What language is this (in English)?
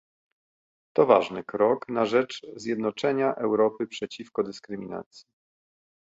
Polish